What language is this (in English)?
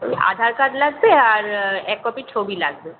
Bangla